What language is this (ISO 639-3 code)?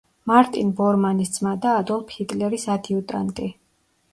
kat